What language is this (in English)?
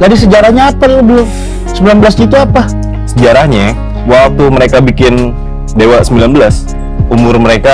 Indonesian